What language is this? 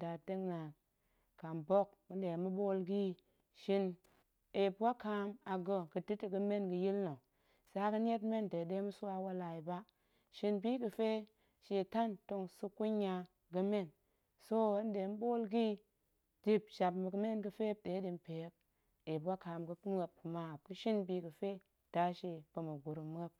Goemai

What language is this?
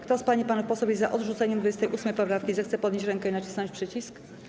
Polish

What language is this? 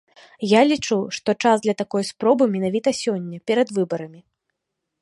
Belarusian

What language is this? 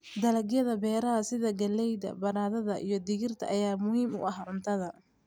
Somali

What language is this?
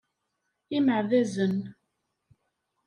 Kabyle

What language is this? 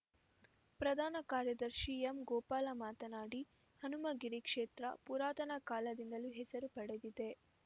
Kannada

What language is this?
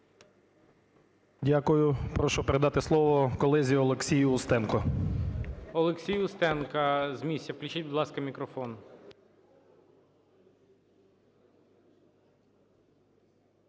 Ukrainian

